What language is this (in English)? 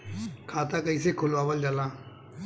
Bhojpuri